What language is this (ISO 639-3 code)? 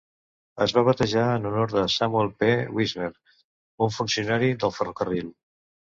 cat